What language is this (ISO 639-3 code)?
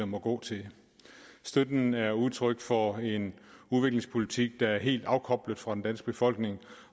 dan